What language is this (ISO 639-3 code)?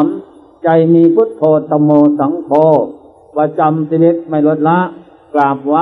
tha